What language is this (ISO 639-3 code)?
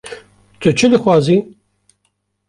kur